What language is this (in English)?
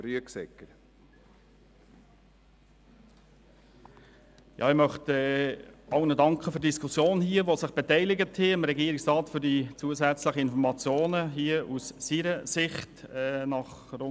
Swiss German